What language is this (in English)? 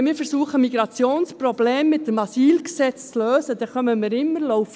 Swiss German